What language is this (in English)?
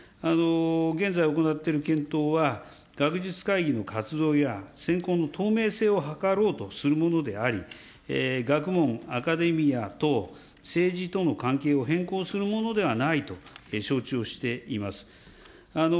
Japanese